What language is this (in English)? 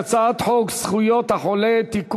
Hebrew